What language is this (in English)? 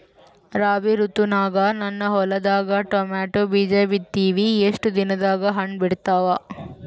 Kannada